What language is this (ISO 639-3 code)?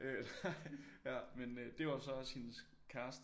dan